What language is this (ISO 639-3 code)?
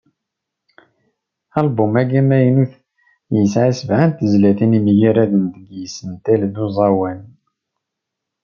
kab